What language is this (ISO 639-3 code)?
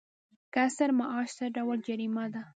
pus